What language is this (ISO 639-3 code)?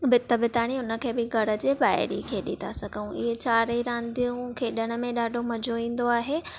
snd